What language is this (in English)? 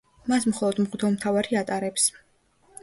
Georgian